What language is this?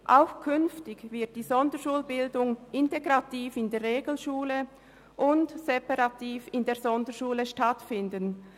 Swiss German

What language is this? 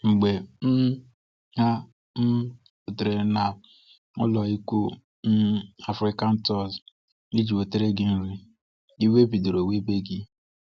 Igbo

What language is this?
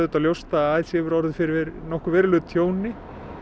Icelandic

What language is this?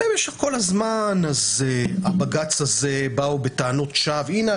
Hebrew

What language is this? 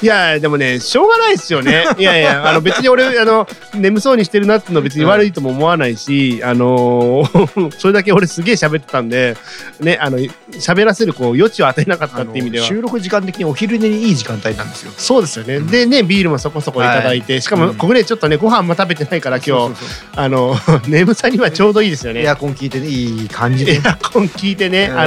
Japanese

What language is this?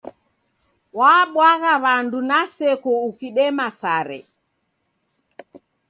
Taita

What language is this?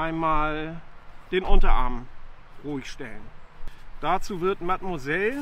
German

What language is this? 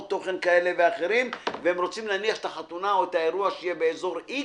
Hebrew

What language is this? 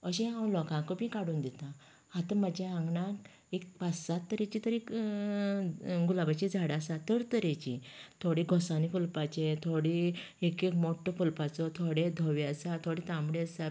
Konkani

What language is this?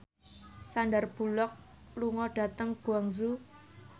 Javanese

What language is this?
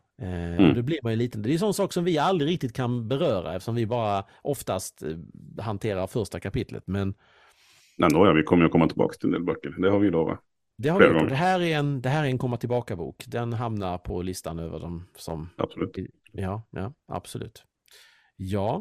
Swedish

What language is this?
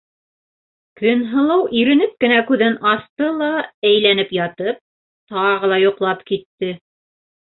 Bashkir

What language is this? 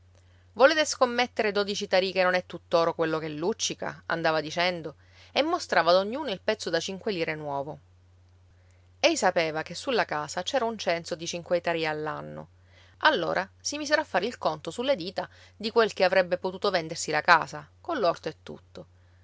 Italian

